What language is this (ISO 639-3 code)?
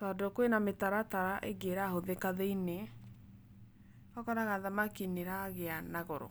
kik